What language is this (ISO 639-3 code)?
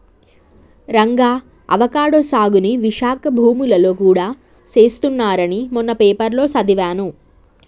tel